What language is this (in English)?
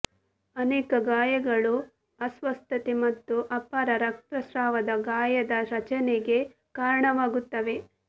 Kannada